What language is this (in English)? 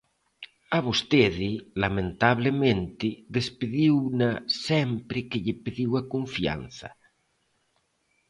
Galician